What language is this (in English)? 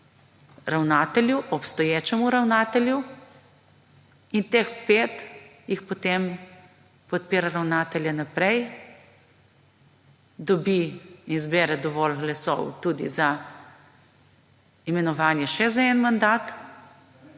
Slovenian